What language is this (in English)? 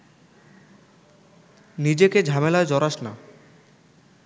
Bangla